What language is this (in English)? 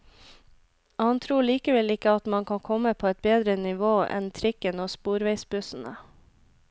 Norwegian